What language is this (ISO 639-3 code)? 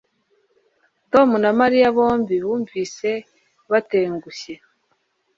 kin